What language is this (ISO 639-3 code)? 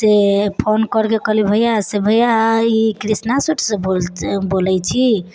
mai